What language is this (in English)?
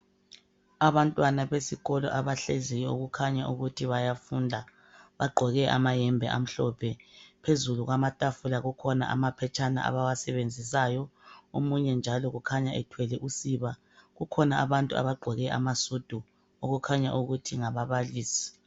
North Ndebele